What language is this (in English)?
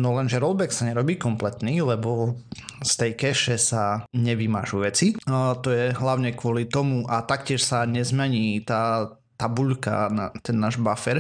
Slovak